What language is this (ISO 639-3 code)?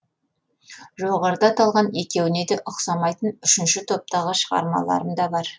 kaz